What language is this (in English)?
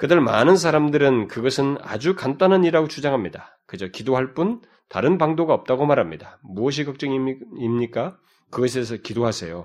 Korean